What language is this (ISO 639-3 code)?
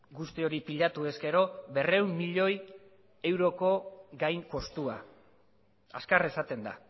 eus